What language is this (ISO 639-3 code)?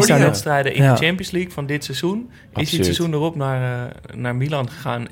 nld